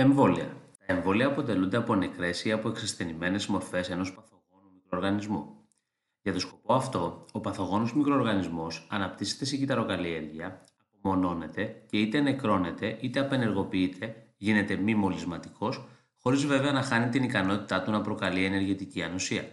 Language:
Greek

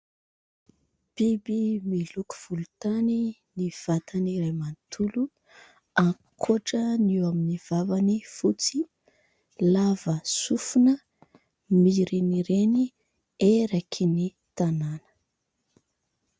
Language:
Malagasy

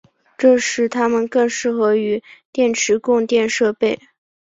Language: Chinese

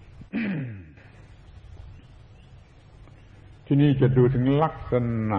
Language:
Thai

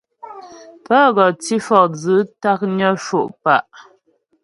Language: Ghomala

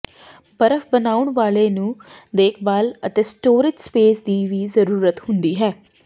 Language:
Punjabi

